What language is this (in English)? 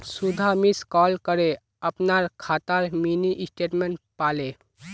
Magahi